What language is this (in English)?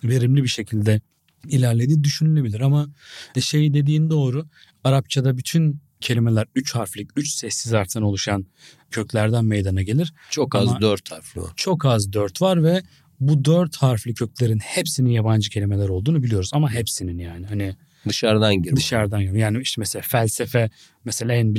Turkish